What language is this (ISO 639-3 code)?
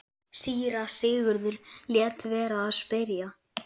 isl